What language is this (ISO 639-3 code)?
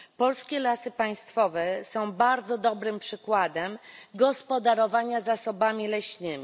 pol